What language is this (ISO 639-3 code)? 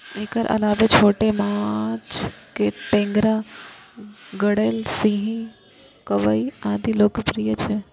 mai